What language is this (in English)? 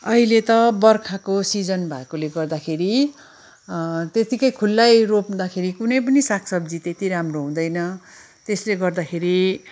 Nepali